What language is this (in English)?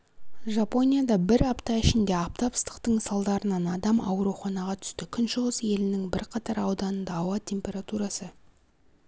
Kazakh